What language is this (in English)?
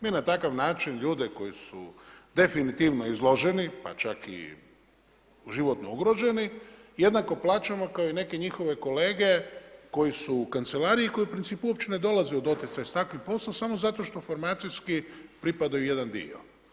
Croatian